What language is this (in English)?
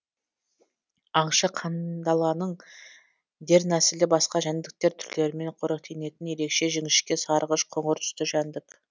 Kazakh